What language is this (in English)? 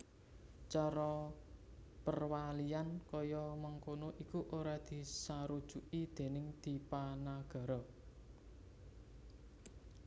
Javanese